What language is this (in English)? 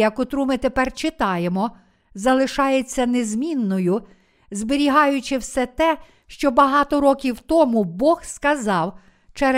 Ukrainian